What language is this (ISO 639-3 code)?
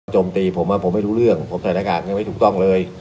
tha